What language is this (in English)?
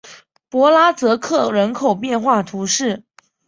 Chinese